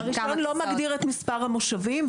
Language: Hebrew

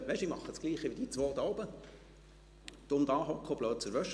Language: Swiss German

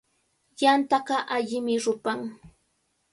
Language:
Cajatambo North Lima Quechua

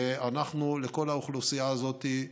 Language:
Hebrew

